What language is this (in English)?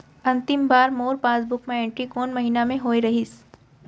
Chhattisgarhi